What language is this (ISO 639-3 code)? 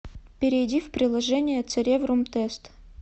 rus